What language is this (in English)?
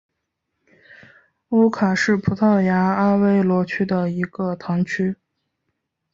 Chinese